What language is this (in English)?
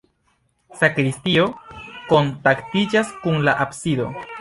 Esperanto